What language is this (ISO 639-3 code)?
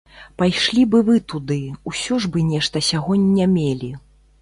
bel